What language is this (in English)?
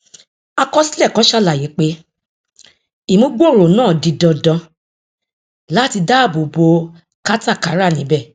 Yoruba